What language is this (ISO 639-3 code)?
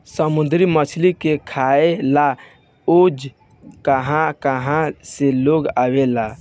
bho